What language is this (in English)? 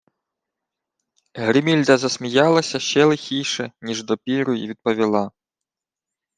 Ukrainian